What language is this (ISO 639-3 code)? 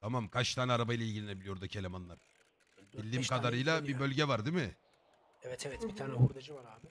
tur